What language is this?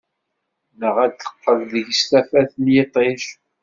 Kabyle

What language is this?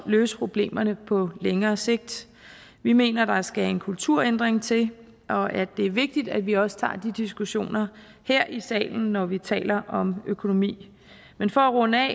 Danish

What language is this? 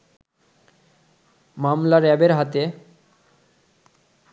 Bangla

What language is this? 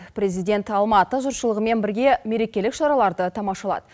Kazakh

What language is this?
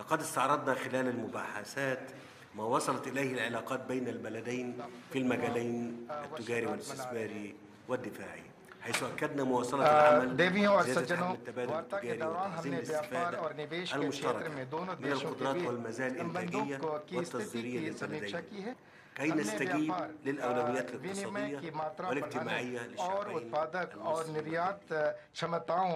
Arabic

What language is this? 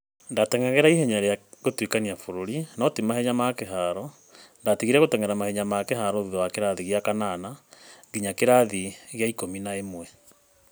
Kikuyu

